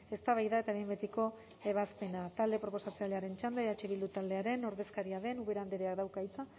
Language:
Basque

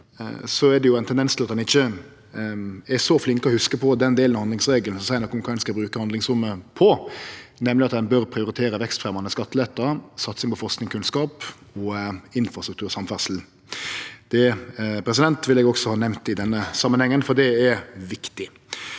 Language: Norwegian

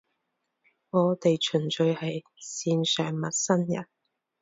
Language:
Cantonese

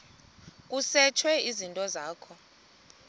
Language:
Xhosa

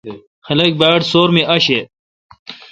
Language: Kalkoti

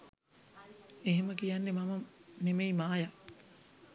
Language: Sinhala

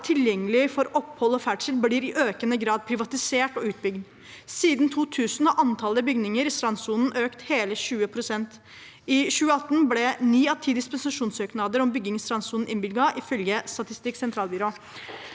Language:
Norwegian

